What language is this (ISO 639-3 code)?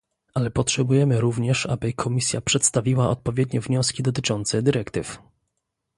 pol